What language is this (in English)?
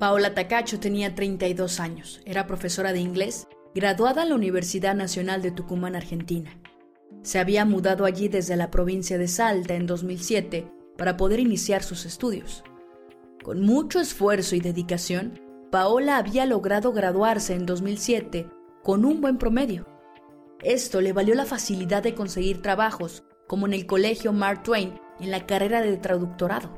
Spanish